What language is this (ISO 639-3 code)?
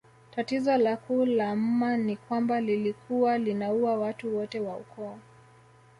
swa